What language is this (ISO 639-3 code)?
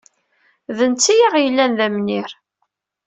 kab